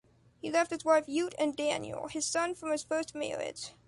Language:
English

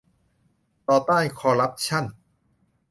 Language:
Thai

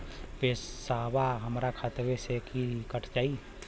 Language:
Bhojpuri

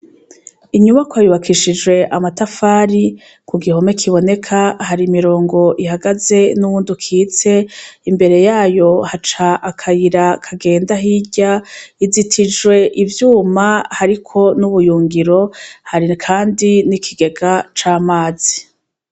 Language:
Rundi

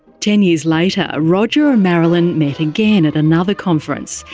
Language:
English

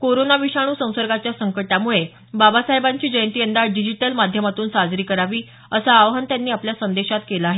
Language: Marathi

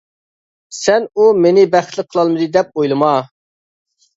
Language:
Uyghur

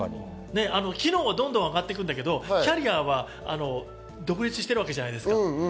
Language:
Japanese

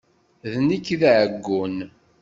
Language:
Kabyle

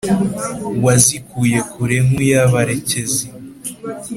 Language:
Kinyarwanda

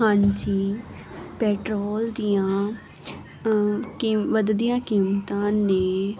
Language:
Punjabi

